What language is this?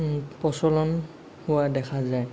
Assamese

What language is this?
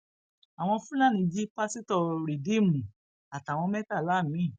Yoruba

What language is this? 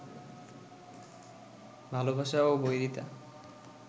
Bangla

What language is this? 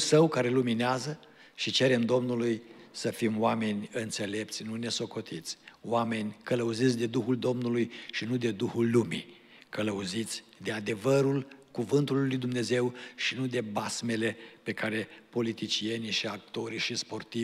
Romanian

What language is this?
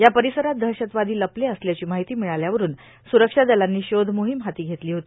Marathi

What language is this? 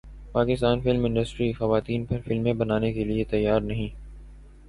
Urdu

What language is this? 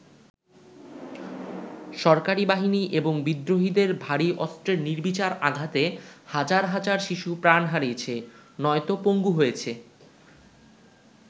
Bangla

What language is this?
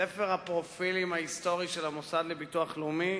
Hebrew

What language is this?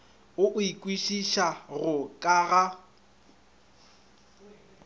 Northern Sotho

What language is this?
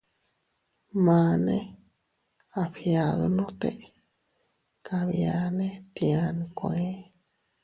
Teutila Cuicatec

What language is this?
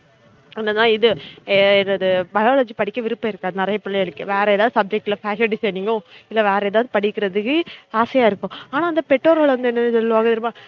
Tamil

